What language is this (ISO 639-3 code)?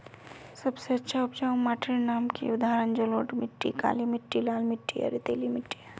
mag